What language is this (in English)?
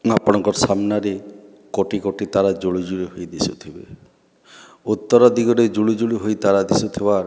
Odia